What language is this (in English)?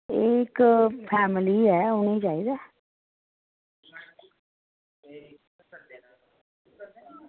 Dogri